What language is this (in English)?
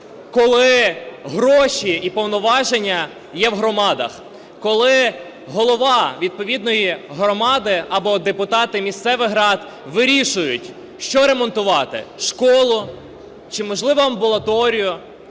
Ukrainian